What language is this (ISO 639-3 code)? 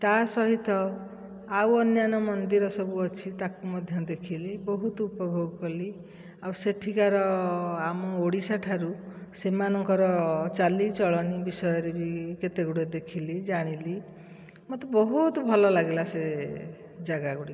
ori